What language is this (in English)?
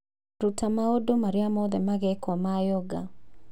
Kikuyu